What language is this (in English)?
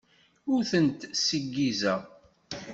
Kabyle